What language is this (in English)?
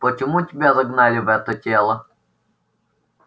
Russian